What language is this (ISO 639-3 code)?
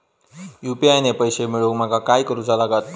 mar